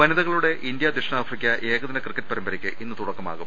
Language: Malayalam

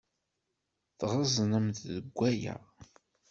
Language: Kabyle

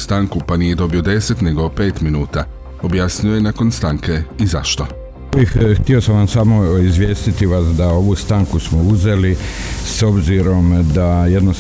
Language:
Croatian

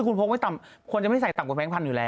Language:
Thai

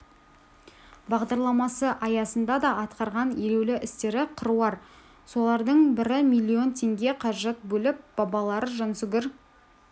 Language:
Kazakh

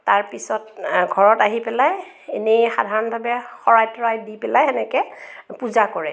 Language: Assamese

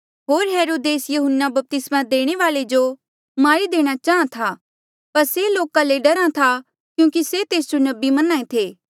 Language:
Mandeali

